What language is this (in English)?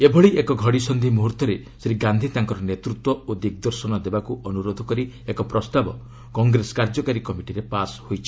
Odia